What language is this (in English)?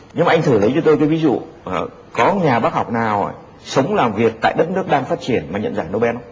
Vietnamese